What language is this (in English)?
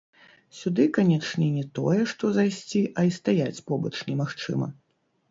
Belarusian